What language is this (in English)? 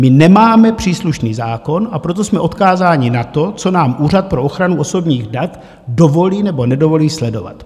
Czech